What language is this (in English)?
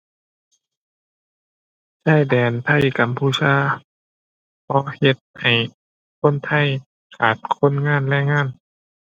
Thai